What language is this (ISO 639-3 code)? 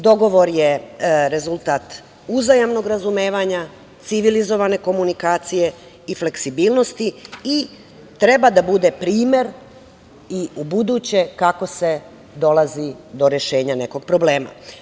srp